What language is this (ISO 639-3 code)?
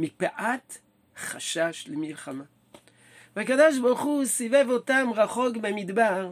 heb